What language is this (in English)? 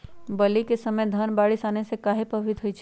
Magahi